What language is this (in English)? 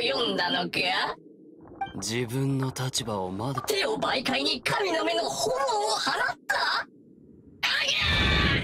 Japanese